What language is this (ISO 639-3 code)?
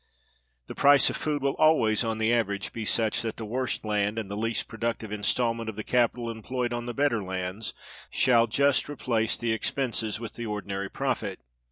eng